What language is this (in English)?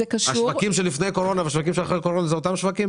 Hebrew